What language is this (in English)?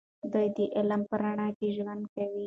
Pashto